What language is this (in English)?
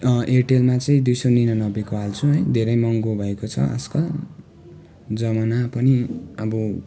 Nepali